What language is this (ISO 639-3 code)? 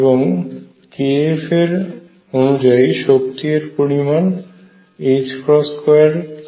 ben